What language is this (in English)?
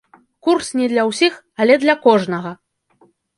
Belarusian